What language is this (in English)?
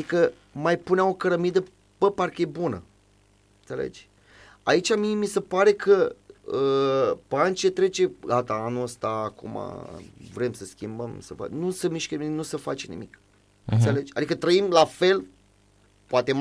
Romanian